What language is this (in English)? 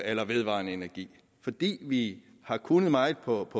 Danish